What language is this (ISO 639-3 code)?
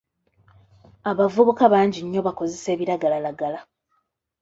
lug